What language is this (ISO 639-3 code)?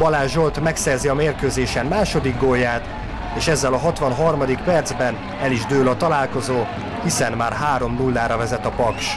hun